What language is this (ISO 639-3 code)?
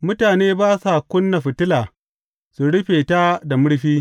hau